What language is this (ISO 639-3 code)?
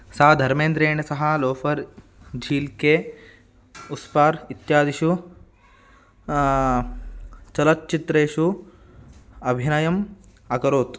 san